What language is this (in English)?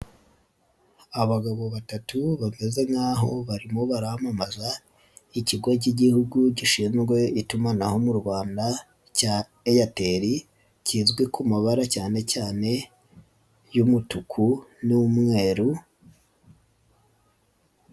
Kinyarwanda